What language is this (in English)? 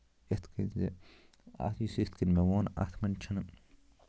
Kashmiri